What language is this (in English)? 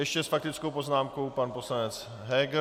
Czech